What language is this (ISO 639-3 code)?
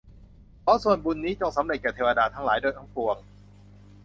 tha